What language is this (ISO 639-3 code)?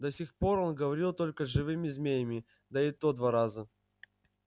rus